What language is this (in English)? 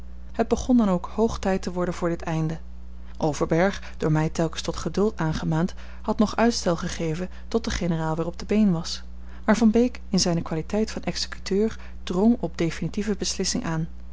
Dutch